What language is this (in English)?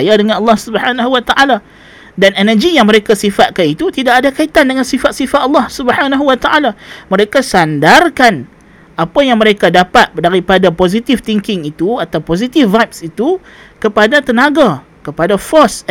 Malay